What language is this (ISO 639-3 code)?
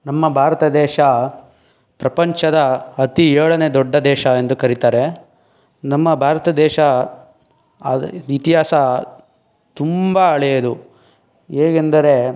kan